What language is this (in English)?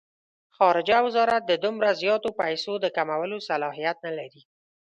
Pashto